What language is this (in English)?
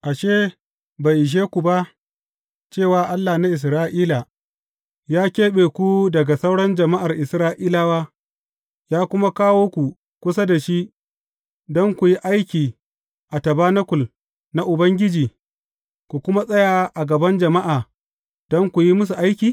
Hausa